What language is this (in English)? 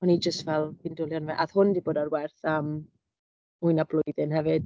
Welsh